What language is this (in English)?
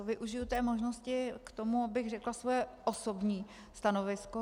Czech